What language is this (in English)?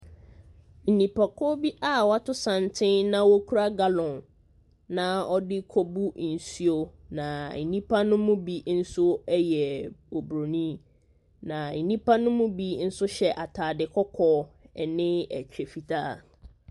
Akan